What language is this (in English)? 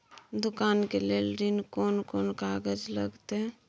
Maithili